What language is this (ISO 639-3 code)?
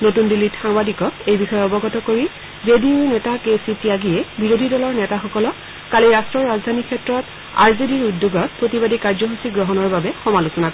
asm